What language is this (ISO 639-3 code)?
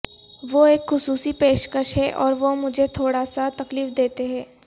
urd